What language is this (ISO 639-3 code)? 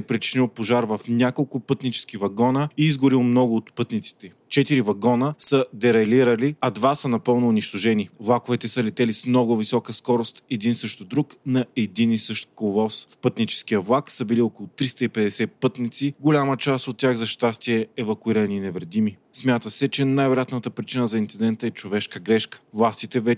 bul